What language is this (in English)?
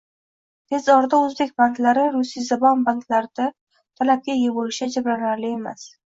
Uzbek